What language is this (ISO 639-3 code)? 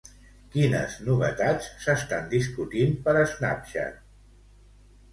cat